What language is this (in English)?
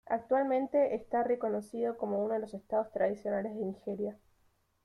Spanish